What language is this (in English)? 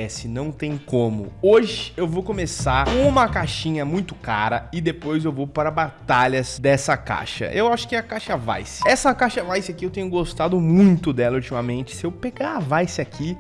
Portuguese